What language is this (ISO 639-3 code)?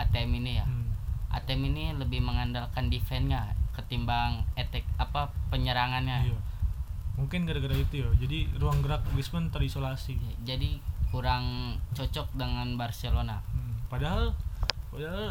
ind